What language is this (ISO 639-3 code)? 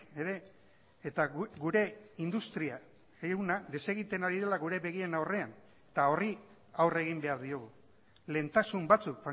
eus